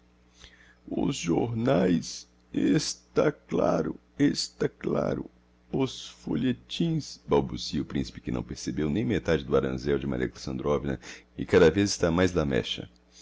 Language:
Portuguese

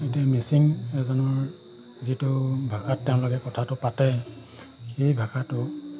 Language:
Assamese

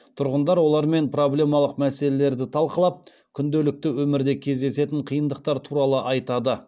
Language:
Kazakh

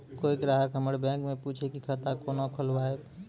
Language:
Maithili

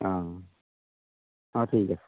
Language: Assamese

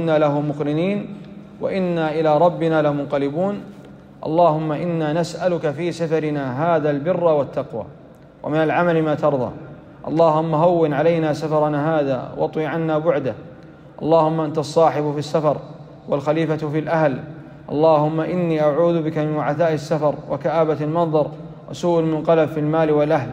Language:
Arabic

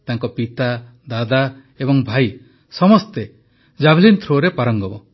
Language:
Odia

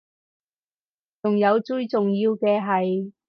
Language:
Cantonese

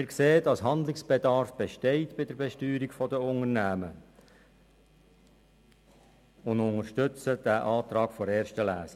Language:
Swiss German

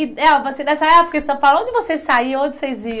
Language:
Portuguese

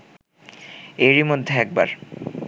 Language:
Bangla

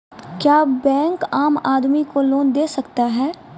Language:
Maithili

